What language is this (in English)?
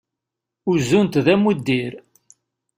Kabyle